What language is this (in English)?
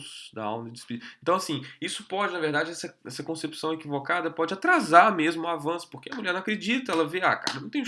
Portuguese